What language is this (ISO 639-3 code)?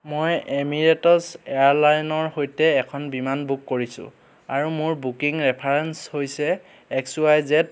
asm